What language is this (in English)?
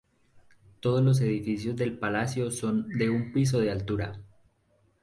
Spanish